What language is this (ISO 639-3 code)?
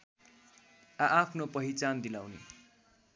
nep